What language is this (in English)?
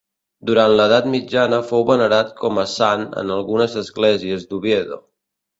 Catalan